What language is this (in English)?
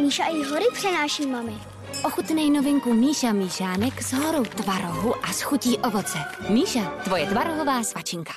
Czech